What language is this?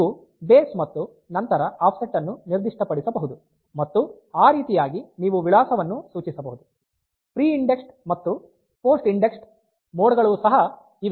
Kannada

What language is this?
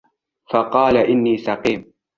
Arabic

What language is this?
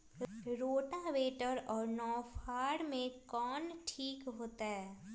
Magahi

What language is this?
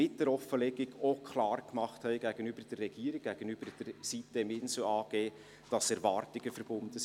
Swiss German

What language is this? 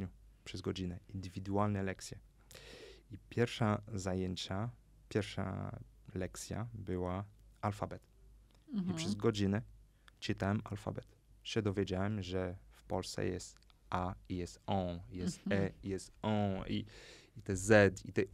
Polish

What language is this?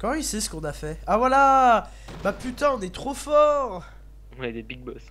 French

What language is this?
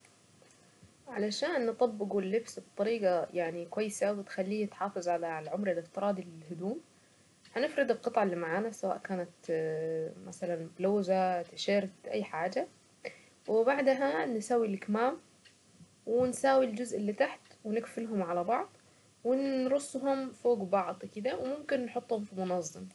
Saidi Arabic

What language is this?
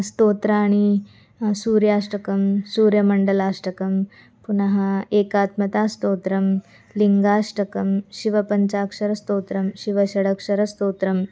Sanskrit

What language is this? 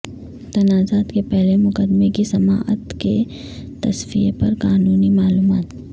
Urdu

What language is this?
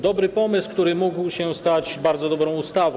Polish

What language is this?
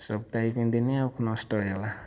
Odia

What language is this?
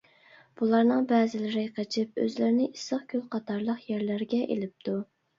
Uyghur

